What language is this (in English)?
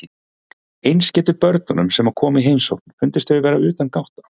Icelandic